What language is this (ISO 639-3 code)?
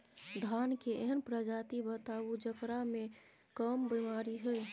mai